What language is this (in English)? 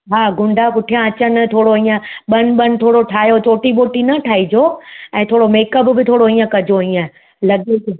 Sindhi